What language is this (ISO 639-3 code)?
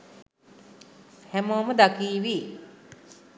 sin